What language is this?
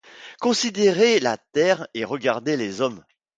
French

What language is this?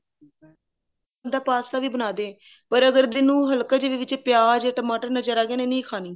Punjabi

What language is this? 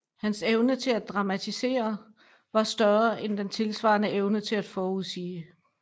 Danish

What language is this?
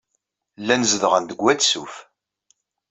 Kabyle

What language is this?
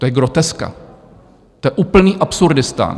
Czech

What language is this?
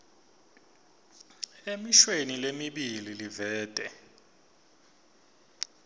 Swati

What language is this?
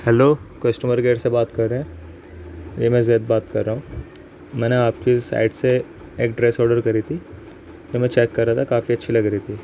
Urdu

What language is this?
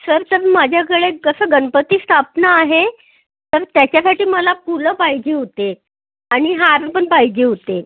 Marathi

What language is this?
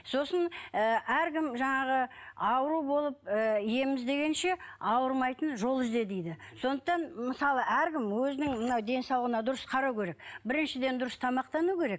Kazakh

